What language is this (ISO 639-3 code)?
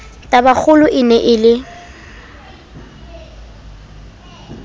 sot